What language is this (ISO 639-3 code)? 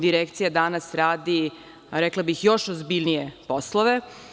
srp